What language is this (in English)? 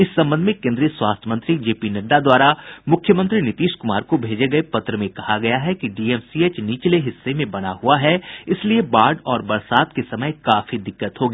Hindi